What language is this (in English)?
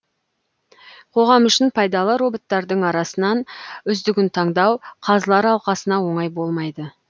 Kazakh